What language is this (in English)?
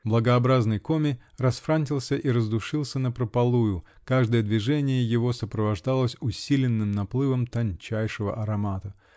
Russian